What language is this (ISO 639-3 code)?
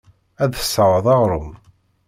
kab